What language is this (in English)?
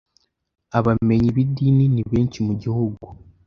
Kinyarwanda